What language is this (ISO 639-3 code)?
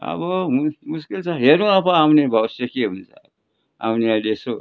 nep